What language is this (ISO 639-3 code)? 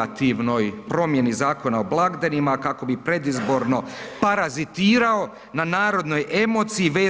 hrv